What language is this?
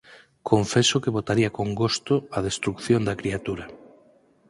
Galician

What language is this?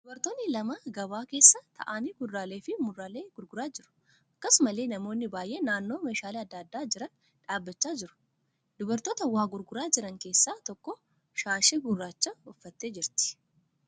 Oromo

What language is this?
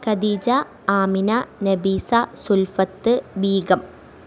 Malayalam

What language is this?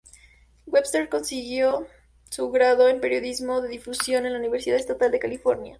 Spanish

